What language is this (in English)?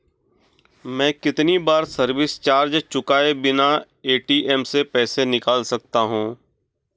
Hindi